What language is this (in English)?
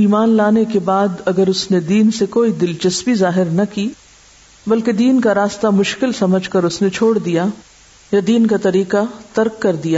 Urdu